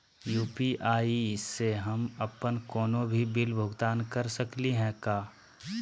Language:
Magahi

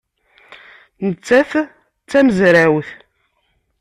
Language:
Kabyle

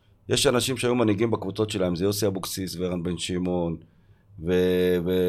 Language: Hebrew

